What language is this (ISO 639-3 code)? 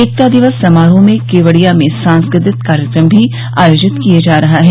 hin